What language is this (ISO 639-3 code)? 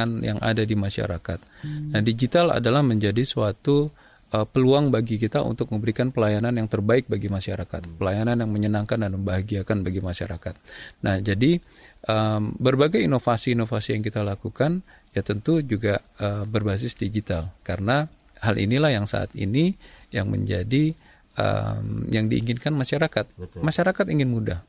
ind